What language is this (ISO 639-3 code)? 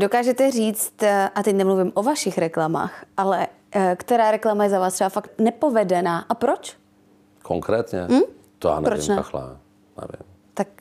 ces